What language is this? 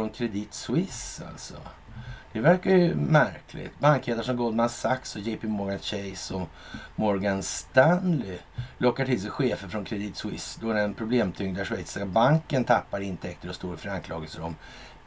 Swedish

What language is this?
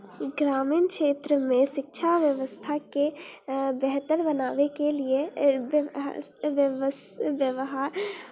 Maithili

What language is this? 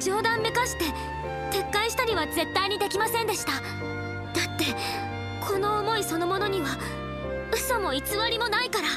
Japanese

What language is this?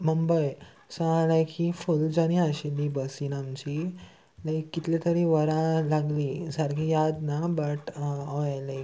Konkani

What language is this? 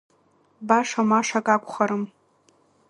Abkhazian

